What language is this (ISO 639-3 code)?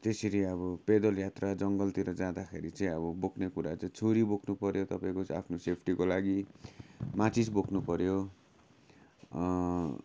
nep